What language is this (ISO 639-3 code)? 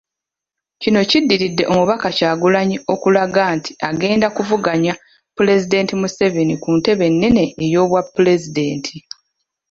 lug